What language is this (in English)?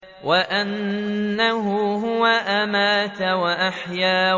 Arabic